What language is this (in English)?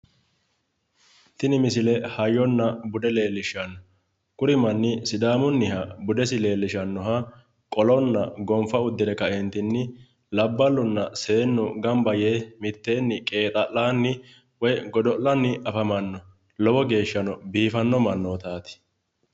Sidamo